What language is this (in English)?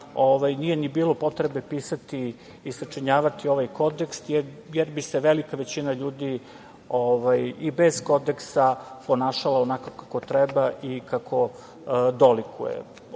Serbian